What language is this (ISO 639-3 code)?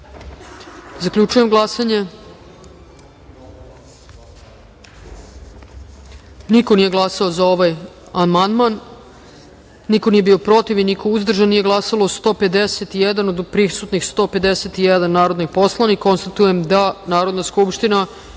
srp